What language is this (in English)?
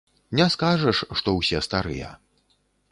Belarusian